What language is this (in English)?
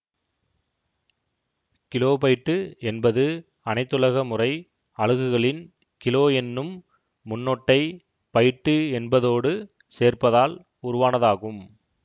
Tamil